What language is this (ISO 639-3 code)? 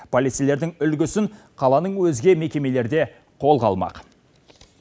kaz